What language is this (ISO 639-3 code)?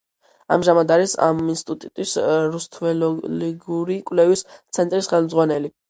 kat